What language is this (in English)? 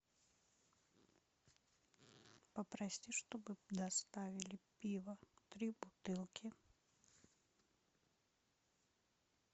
Russian